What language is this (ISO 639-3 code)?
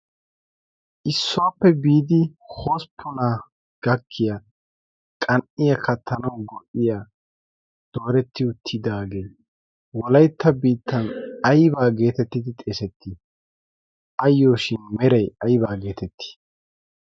wal